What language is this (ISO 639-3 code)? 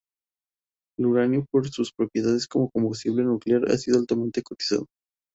spa